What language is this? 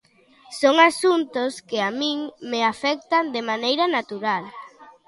Galician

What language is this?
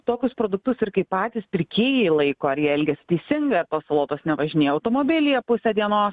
Lithuanian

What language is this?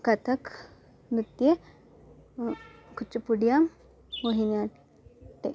Sanskrit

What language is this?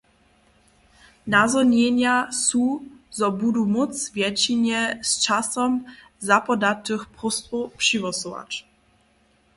Upper Sorbian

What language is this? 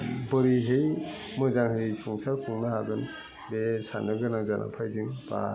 Bodo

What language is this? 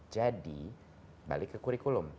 Indonesian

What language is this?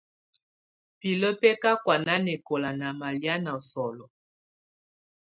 Tunen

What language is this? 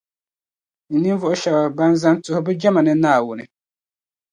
Dagbani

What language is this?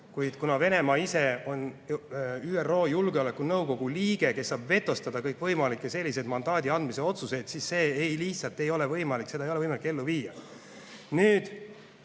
Estonian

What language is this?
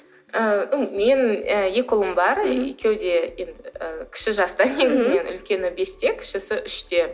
Kazakh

